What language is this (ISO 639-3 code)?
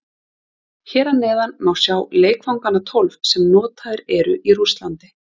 isl